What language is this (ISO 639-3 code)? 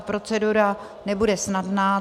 ces